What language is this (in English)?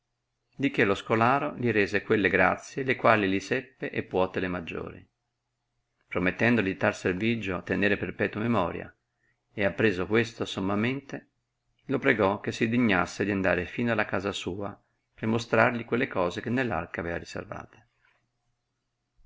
Italian